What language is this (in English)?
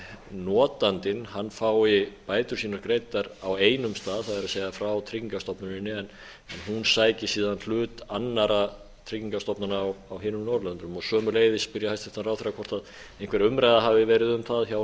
Icelandic